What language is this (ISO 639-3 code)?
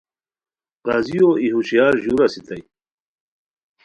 khw